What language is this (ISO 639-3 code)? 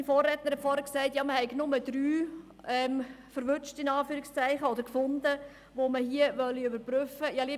gsw